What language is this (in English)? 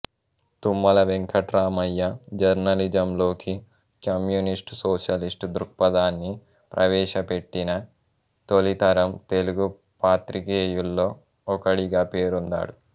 Telugu